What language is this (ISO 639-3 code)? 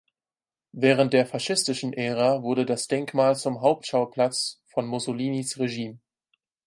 deu